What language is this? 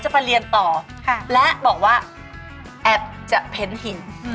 Thai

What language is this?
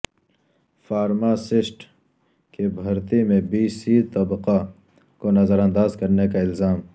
Urdu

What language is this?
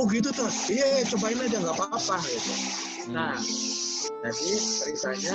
Indonesian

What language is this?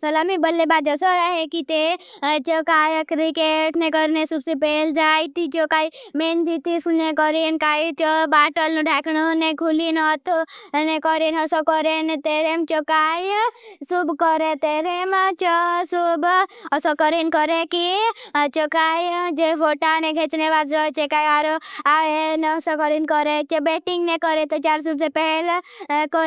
Bhili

